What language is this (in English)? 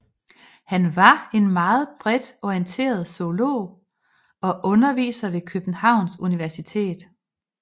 Danish